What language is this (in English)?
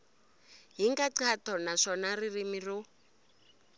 Tsonga